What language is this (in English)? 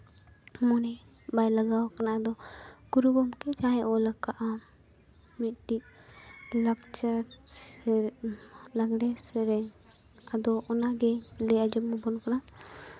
Santali